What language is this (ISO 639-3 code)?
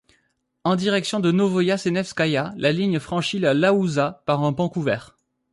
fra